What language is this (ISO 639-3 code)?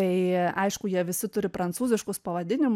lit